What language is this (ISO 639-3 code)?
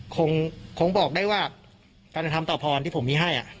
tha